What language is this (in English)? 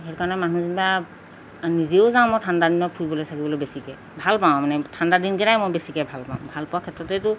Assamese